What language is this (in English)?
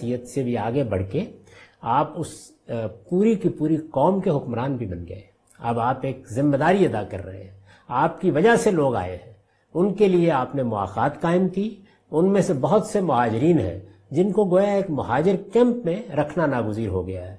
Hindi